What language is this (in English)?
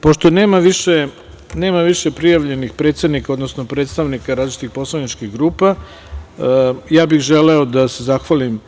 Serbian